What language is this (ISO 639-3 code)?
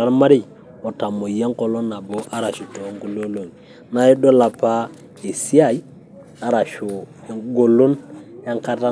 mas